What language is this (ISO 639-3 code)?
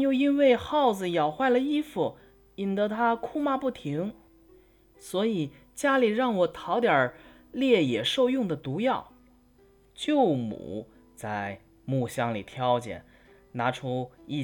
zho